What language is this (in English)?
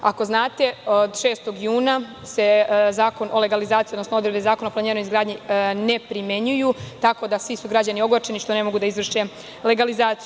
Serbian